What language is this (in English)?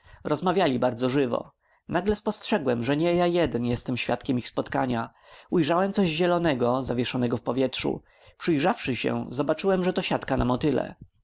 Polish